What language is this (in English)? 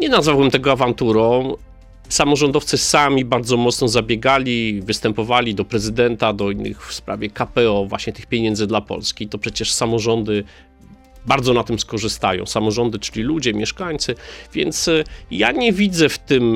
Polish